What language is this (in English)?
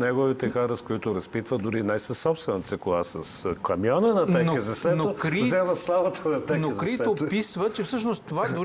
Bulgarian